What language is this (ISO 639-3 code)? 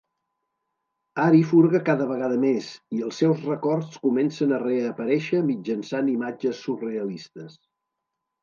cat